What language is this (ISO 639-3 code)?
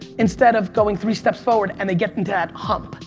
eng